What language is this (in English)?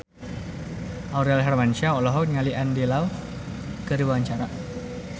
Sundanese